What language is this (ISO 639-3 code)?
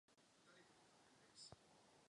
ces